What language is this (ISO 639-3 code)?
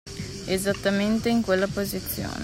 ita